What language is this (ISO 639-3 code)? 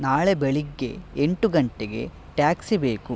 kan